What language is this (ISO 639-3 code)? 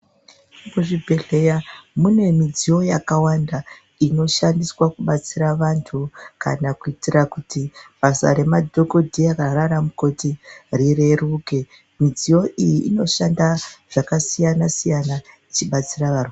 ndc